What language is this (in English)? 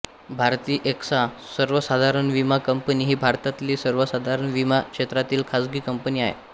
Marathi